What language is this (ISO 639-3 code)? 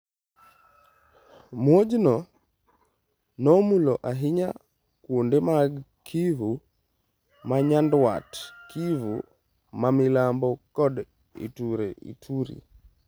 luo